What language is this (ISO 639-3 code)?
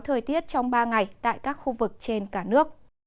vie